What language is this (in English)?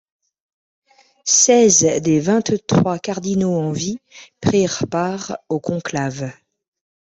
French